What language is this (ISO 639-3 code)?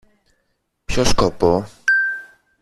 ell